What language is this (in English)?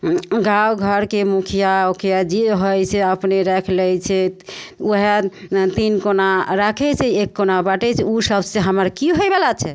Maithili